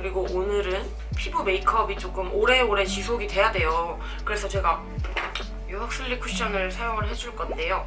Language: Korean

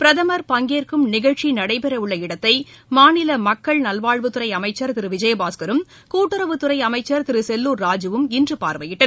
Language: Tamil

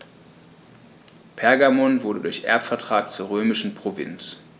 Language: German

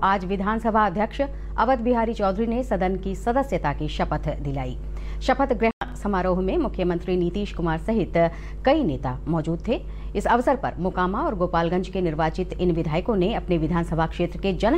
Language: Hindi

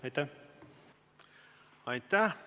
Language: Estonian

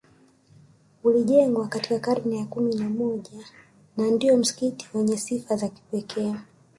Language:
Swahili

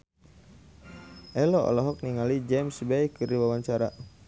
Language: Sundanese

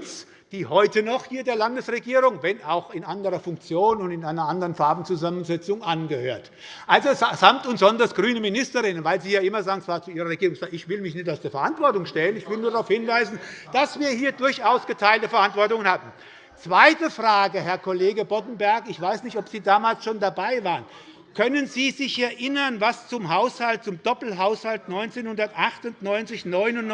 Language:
German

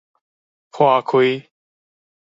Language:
Min Nan Chinese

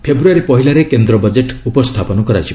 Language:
Odia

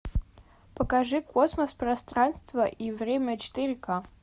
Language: Russian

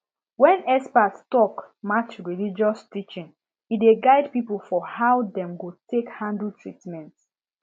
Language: Nigerian Pidgin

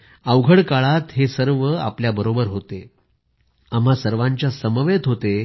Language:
Marathi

